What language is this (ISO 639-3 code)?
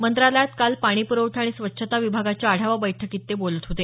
mar